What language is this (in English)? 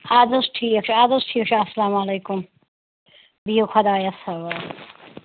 Kashmiri